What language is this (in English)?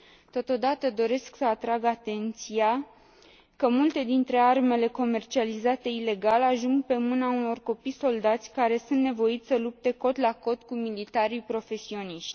Romanian